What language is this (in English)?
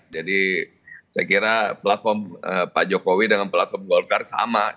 Indonesian